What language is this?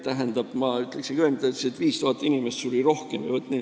Estonian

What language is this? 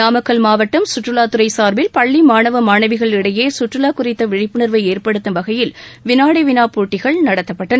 Tamil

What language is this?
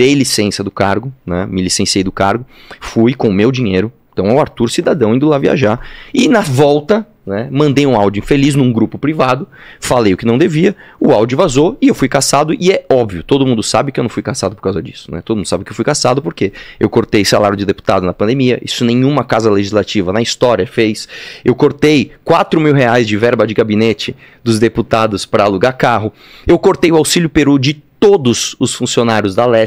Portuguese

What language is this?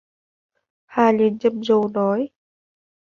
Vietnamese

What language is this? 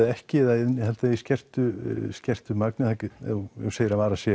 Icelandic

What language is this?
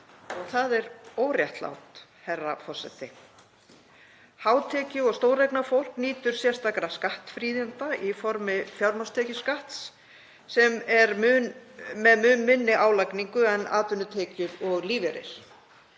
Icelandic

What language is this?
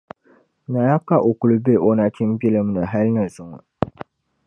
Dagbani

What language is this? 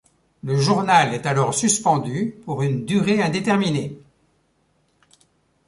French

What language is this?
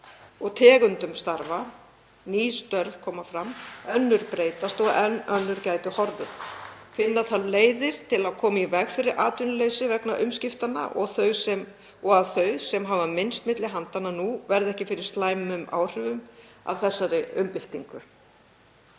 Icelandic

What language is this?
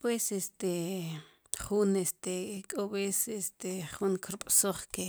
Sipacapense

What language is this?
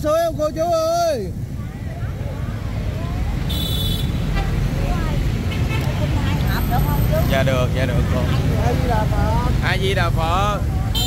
Vietnamese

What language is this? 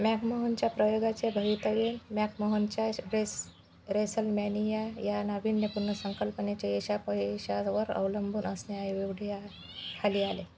Marathi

